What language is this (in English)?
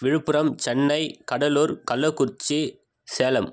Tamil